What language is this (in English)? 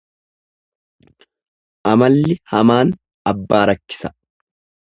Oromo